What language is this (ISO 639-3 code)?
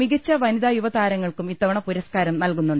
mal